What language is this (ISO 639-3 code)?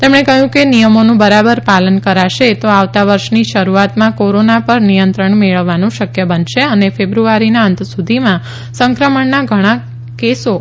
guj